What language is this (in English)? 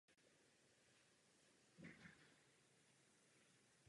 Czech